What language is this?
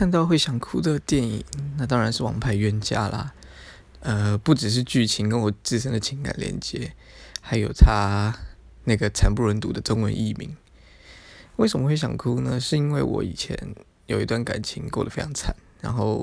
Chinese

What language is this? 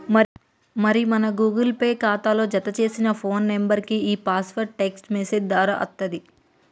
Telugu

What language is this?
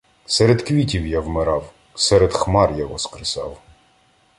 Ukrainian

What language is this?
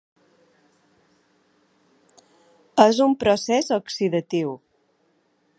Catalan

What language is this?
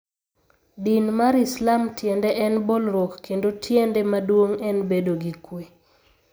Luo (Kenya and Tanzania)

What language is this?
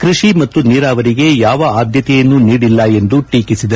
Kannada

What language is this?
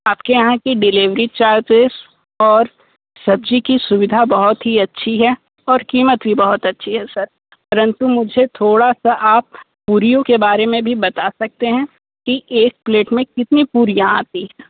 Hindi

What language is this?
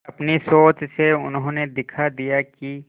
Hindi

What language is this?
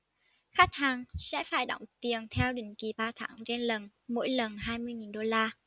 Vietnamese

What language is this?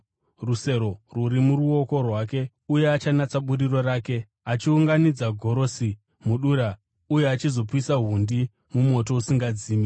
Shona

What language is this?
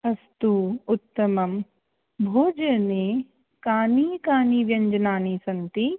Sanskrit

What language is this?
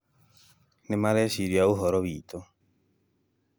Kikuyu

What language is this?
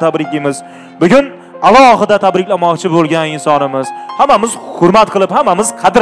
Turkish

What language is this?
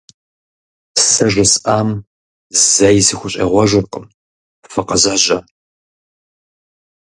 Kabardian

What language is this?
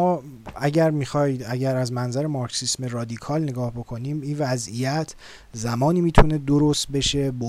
Persian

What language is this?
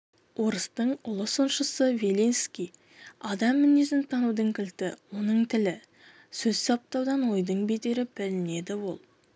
Kazakh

